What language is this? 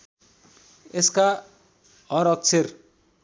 Nepali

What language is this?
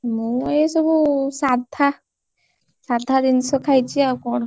Odia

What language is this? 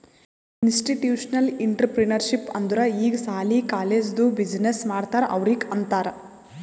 Kannada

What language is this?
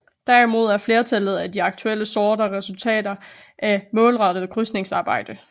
Danish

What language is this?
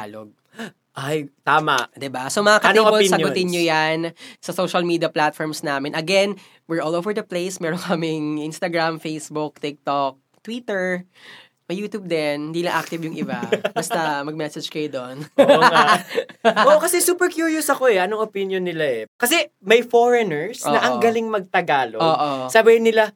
Filipino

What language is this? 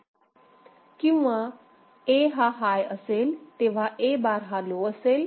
Marathi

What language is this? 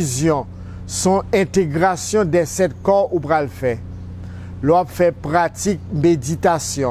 French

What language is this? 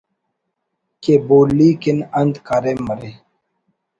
Brahui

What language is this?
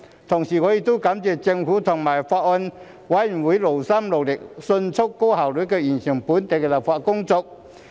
Cantonese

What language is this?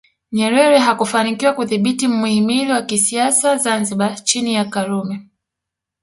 Swahili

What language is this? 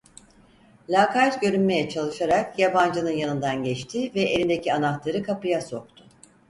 Turkish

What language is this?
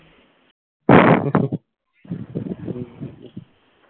Bangla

